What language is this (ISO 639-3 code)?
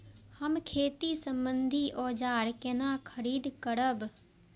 mai